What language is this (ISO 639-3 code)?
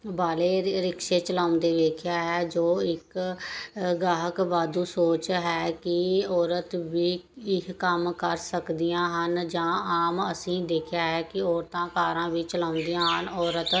pan